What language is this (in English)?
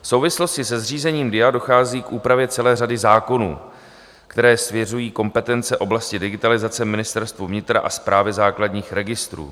Czech